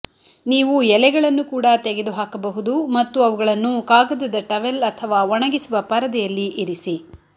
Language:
Kannada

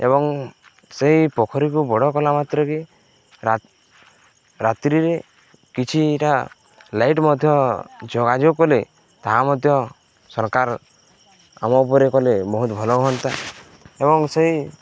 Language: Odia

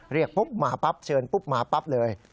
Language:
Thai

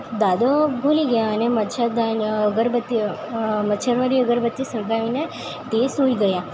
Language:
Gujarati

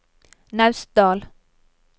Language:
Norwegian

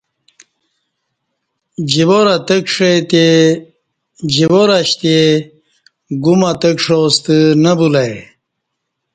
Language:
Kati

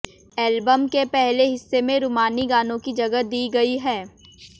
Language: Hindi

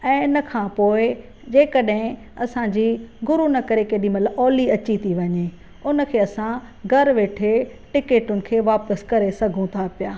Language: Sindhi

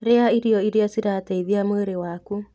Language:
Kikuyu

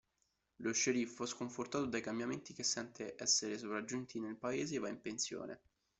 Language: Italian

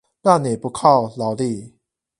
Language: Chinese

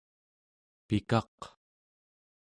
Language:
Central Yupik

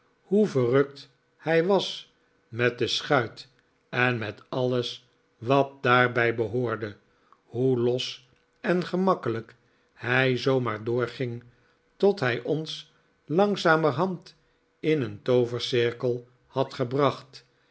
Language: Dutch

